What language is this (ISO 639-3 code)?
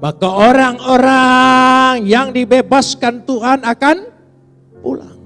ind